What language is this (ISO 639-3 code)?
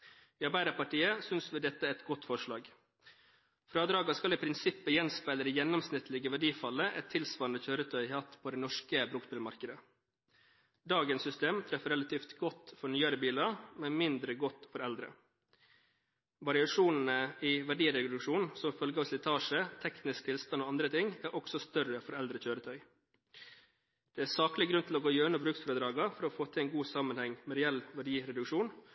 nob